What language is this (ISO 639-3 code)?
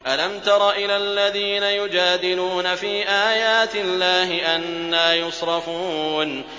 ara